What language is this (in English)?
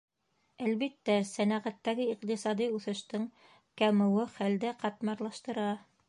Bashkir